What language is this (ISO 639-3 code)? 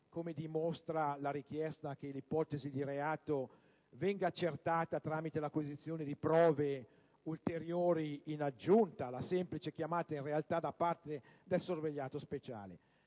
ita